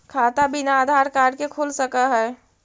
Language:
Magahi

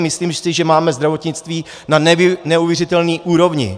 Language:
Czech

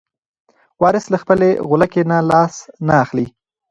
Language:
Pashto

